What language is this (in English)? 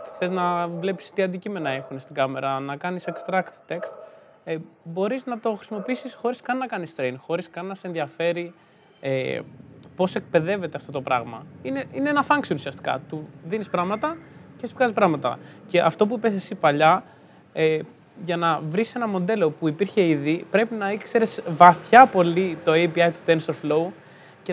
Greek